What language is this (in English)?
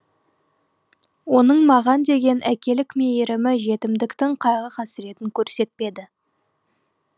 Kazakh